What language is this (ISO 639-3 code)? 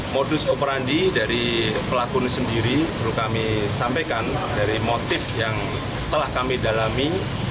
ind